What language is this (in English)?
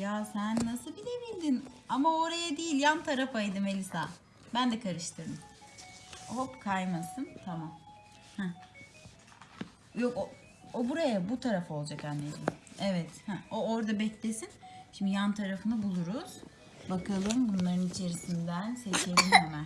Turkish